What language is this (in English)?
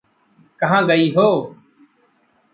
Hindi